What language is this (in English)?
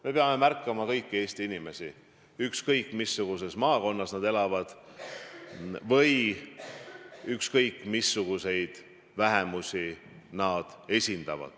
Estonian